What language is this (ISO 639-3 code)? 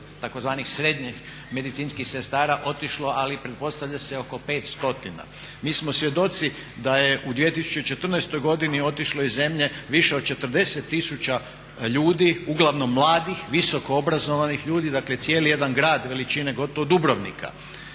hrv